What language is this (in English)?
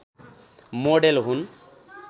Nepali